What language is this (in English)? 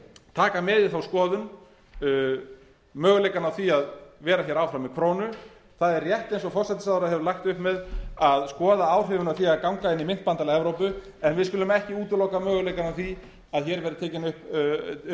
Icelandic